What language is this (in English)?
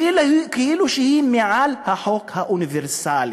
Hebrew